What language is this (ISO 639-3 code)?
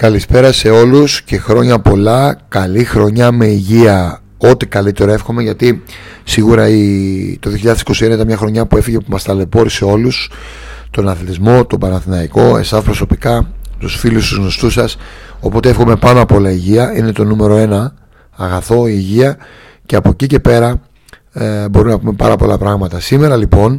ell